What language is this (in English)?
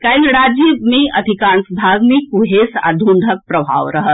Maithili